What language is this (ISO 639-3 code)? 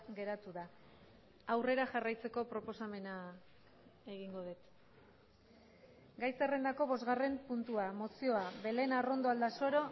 eus